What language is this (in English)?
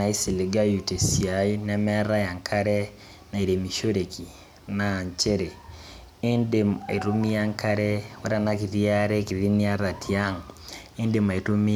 Masai